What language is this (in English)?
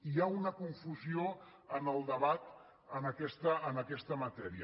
Catalan